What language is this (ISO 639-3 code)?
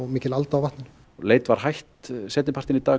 isl